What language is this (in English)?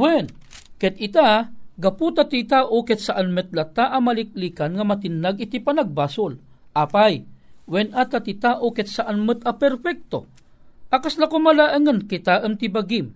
Filipino